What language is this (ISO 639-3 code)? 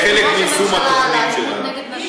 heb